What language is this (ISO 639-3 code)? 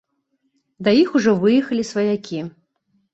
bel